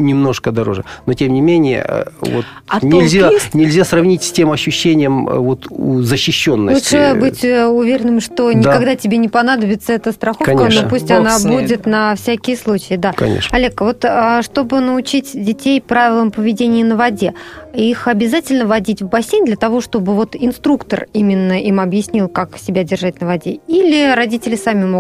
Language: Russian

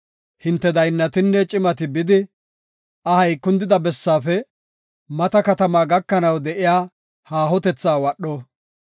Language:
Gofa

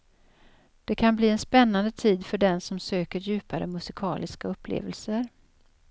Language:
Swedish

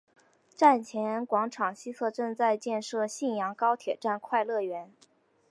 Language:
Chinese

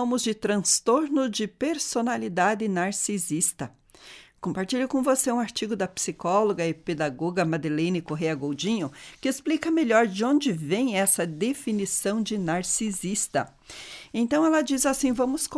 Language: Portuguese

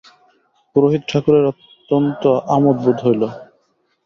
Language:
Bangla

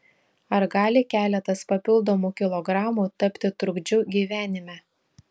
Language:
Lithuanian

